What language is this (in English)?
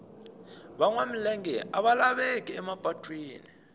Tsonga